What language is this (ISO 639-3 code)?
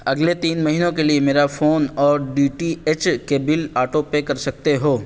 urd